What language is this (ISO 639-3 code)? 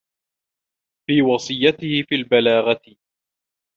ara